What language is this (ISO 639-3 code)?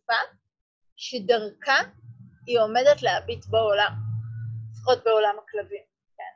heb